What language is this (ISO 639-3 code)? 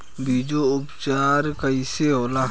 bho